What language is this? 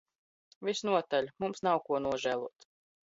Latvian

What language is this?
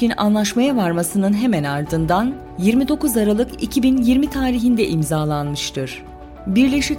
Turkish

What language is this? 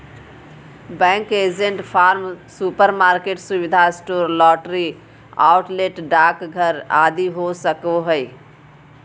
Magahi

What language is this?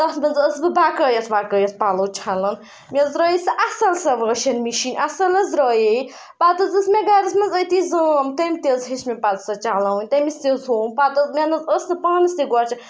Kashmiri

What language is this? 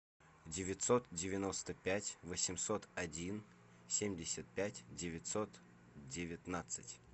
Russian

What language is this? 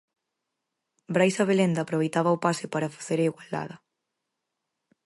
Galician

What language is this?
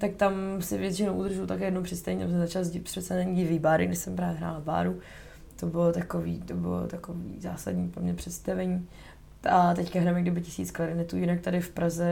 Czech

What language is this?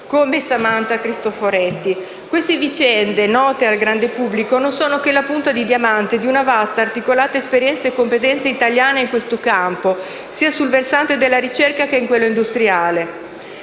Italian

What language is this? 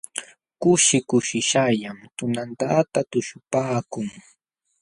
Jauja Wanca Quechua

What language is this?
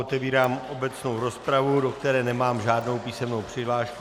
Czech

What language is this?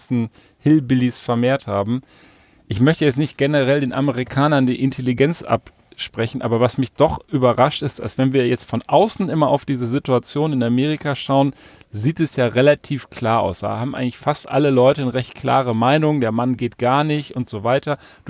German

